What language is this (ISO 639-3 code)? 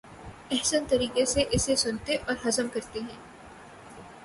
urd